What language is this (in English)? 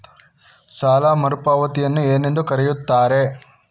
Kannada